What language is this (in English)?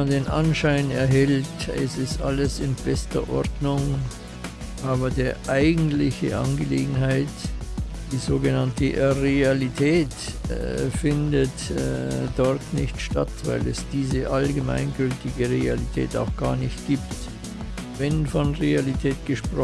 German